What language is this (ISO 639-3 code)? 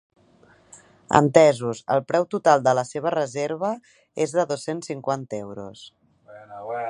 cat